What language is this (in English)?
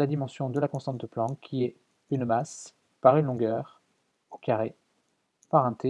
French